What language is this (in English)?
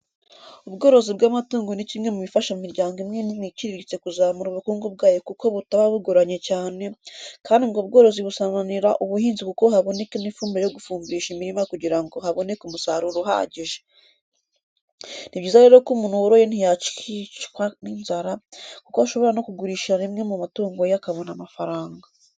Kinyarwanda